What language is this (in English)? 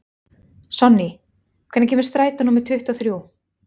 Icelandic